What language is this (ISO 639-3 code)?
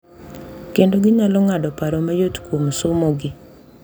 luo